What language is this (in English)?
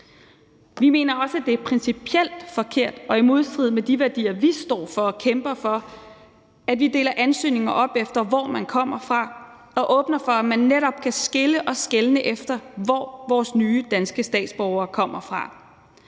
Danish